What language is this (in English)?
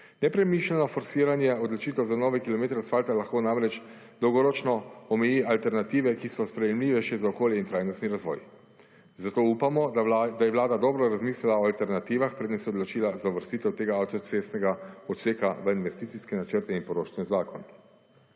Slovenian